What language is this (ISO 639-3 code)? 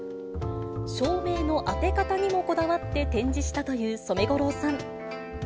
jpn